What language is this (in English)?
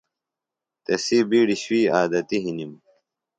Phalura